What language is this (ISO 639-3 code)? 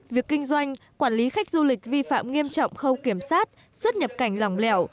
vie